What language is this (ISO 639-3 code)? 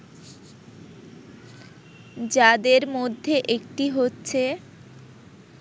ben